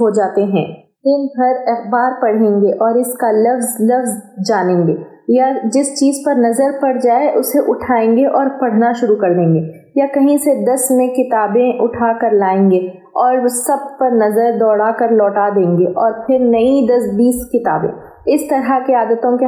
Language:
Urdu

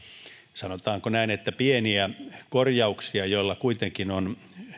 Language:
Finnish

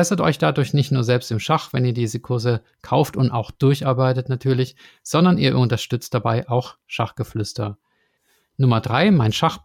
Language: German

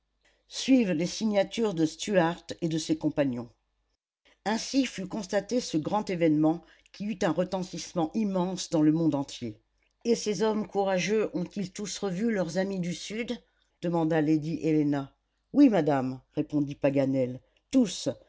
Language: French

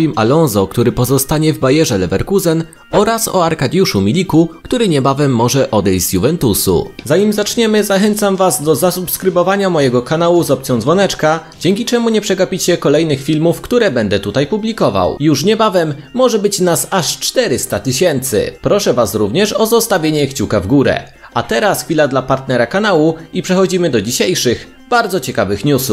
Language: Polish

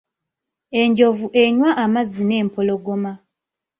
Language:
Ganda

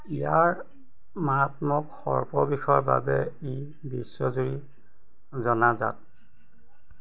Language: Assamese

